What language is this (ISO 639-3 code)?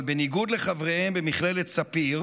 heb